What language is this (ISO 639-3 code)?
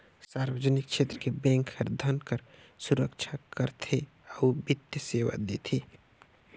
hne